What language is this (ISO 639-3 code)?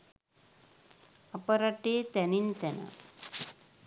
sin